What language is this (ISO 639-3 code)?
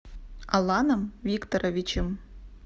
rus